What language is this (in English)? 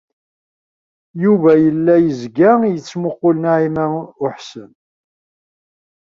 Kabyle